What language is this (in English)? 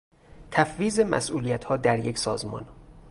Persian